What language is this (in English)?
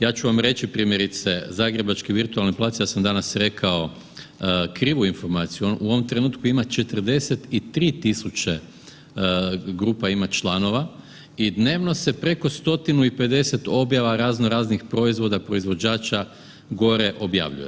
Croatian